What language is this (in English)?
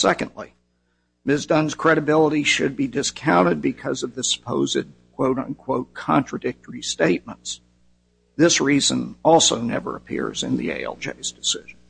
English